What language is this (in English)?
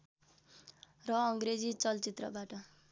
Nepali